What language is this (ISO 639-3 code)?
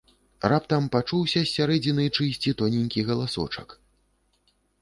bel